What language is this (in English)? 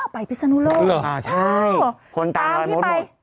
Thai